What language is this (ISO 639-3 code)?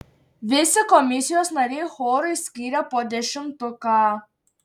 lit